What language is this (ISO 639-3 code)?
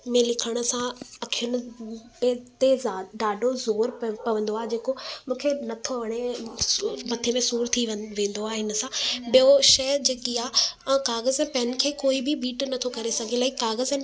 snd